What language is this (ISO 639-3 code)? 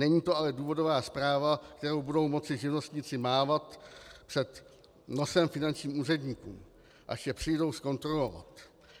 ces